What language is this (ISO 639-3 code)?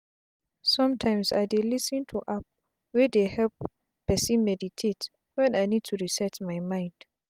pcm